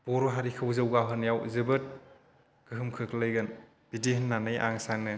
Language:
Bodo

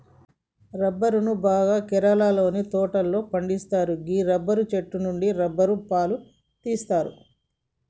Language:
Telugu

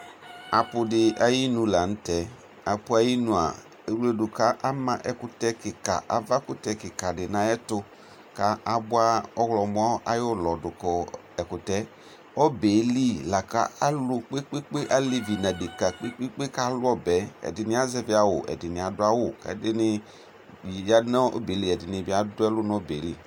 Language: Ikposo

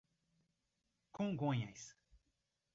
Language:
Portuguese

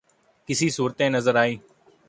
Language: Urdu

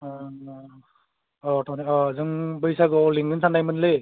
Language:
Bodo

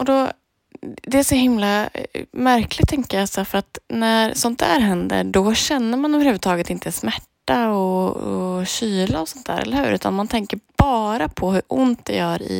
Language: Swedish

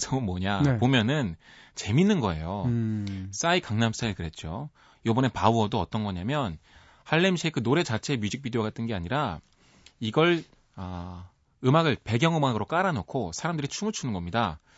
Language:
Korean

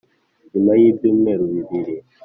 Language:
Kinyarwanda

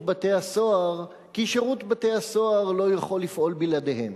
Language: Hebrew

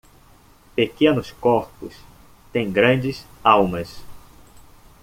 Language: Portuguese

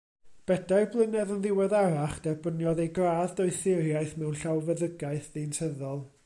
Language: Welsh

